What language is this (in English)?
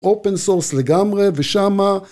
Hebrew